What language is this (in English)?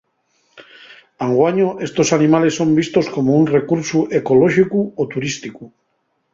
Asturian